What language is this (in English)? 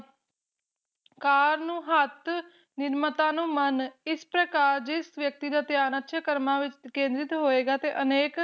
Punjabi